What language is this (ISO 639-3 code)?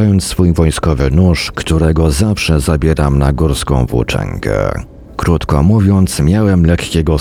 pol